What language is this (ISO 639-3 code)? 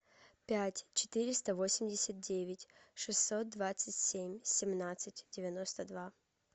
rus